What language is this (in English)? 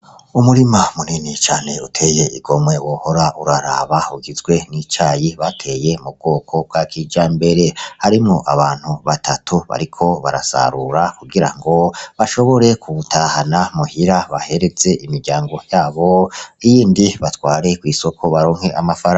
Rundi